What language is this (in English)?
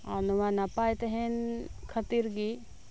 Santali